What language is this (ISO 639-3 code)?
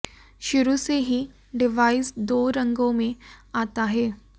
hin